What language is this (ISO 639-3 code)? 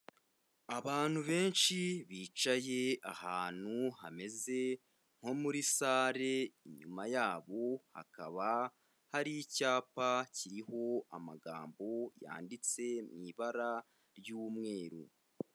kin